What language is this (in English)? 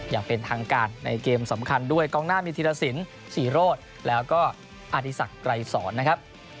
Thai